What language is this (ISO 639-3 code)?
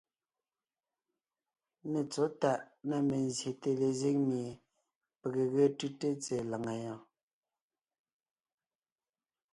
nnh